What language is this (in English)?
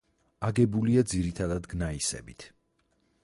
Georgian